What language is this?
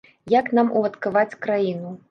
Belarusian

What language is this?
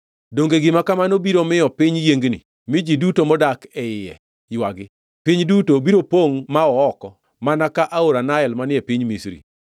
Luo (Kenya and Tanzania)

